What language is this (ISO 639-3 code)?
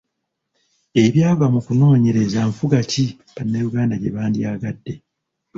lug